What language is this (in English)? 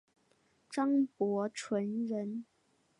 Chinese